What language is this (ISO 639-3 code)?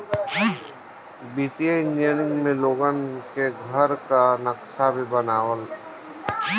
bho